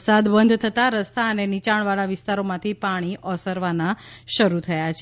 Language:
Gujarati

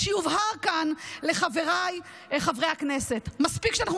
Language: Hebrew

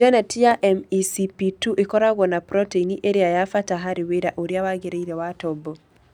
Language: Kikuyu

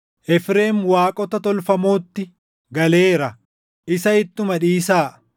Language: Oromo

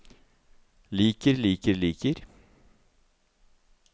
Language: Norwegian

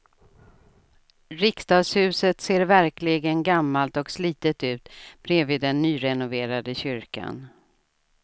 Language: Swedish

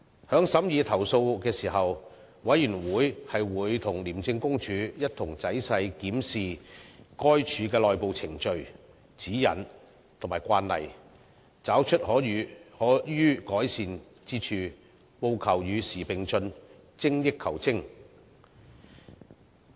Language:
Cantonese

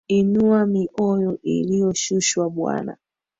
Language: Swahili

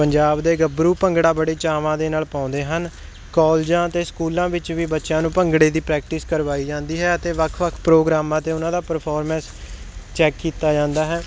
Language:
Punjabi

